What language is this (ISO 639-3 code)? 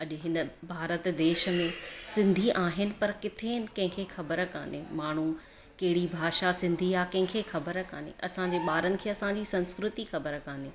snd